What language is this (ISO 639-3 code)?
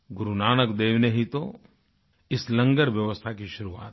hin